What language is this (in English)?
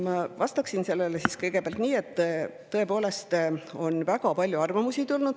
Estonian